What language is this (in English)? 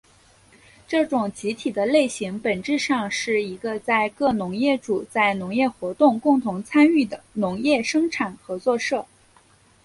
Chinese